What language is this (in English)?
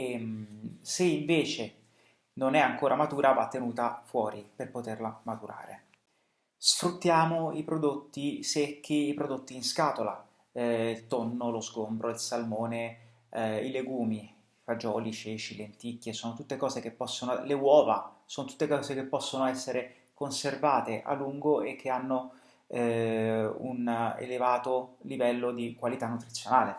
Italian